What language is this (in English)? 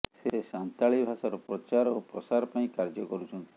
Odia